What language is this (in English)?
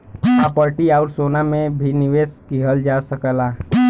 Bhojpuri